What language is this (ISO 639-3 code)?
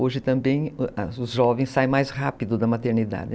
por